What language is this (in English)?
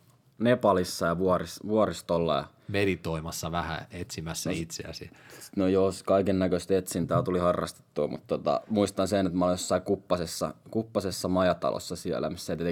Finnish